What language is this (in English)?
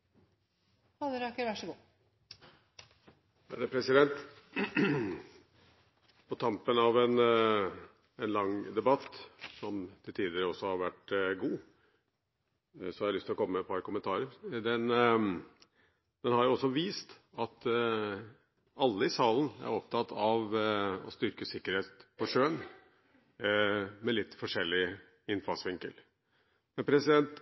Norwegian